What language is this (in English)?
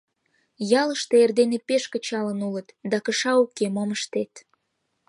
Mari